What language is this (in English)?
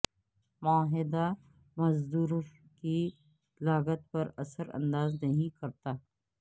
Urdu